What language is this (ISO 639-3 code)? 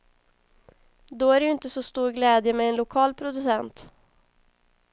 swe